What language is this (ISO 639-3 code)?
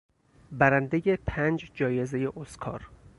fas